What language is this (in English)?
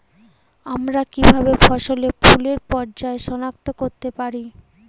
Bangla